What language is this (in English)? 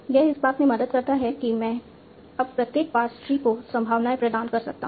Hindi